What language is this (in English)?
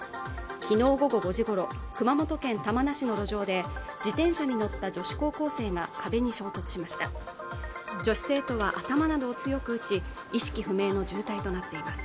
Japanese